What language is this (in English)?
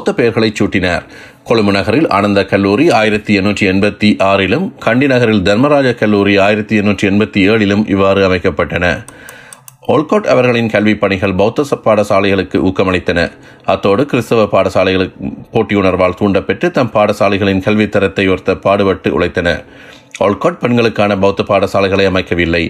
Tamil